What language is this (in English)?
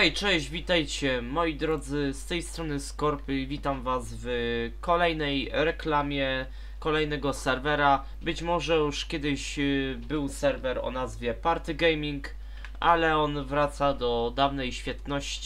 Polish